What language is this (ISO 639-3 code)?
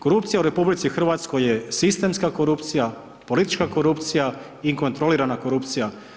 hrv